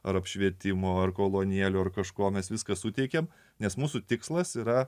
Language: Lithuanian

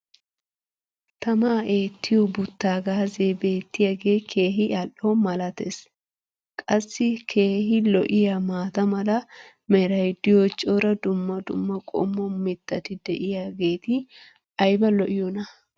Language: Wolaytta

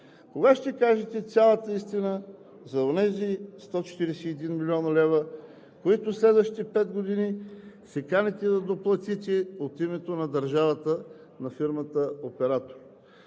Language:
Bulgarian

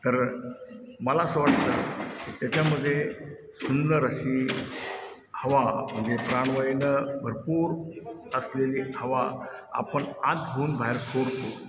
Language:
Marathi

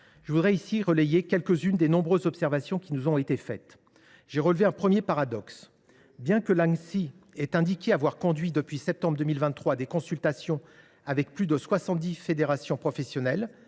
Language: French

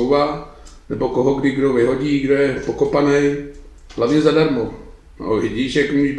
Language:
Czech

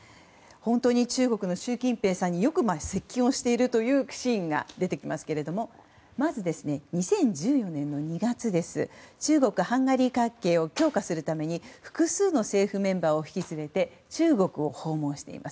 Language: Japanese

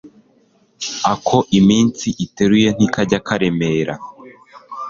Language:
Kinyarwanda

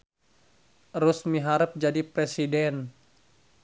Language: Sundanese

